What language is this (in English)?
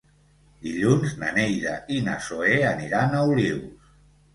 Catalan